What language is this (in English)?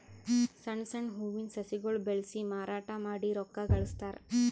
Kannada